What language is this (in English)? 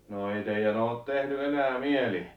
Finnish